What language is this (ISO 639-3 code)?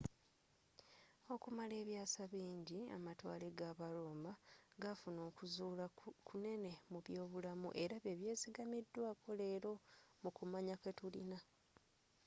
lug